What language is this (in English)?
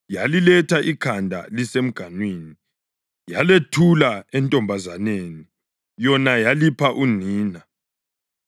North Ndebele